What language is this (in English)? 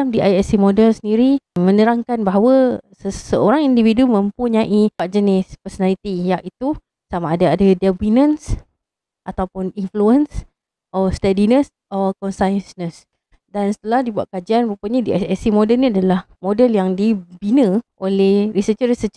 Malay